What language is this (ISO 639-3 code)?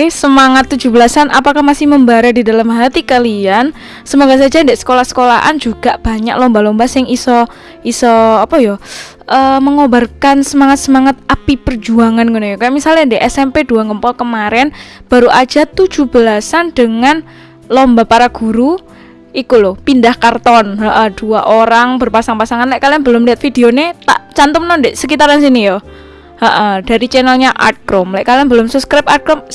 ind